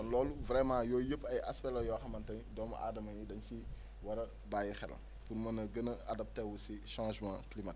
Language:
Wolof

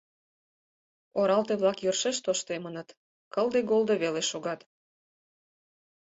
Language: Mari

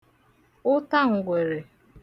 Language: Igbo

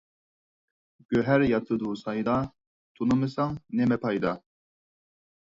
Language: Uyghur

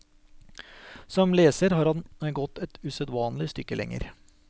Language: Norwegian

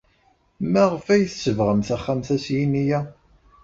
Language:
Kabyle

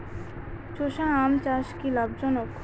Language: Bangla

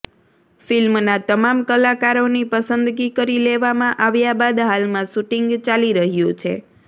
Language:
Gujarati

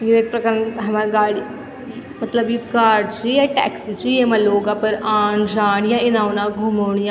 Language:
Garhwali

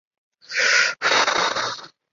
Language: Chinese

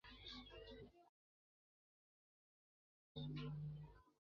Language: Chinese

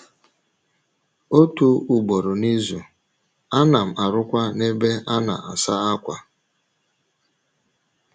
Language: Igbo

